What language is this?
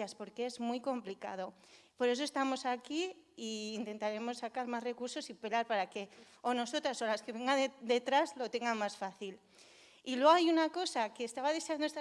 Spanish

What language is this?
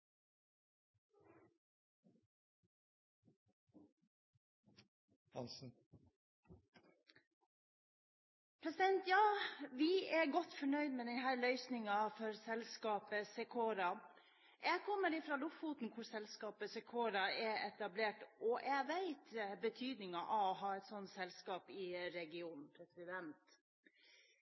Norwegian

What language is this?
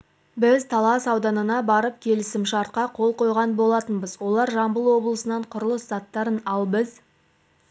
Kazakh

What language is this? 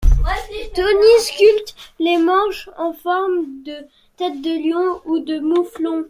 French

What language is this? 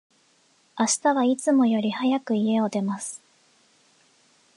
Japanese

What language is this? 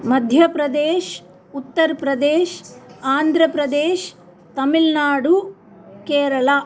Sanskrit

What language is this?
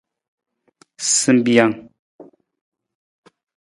Nawdm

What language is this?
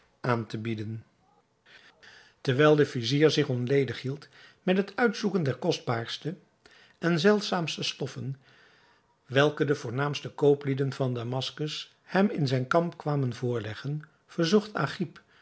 Dutch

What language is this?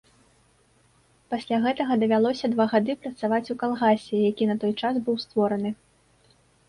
Belarusian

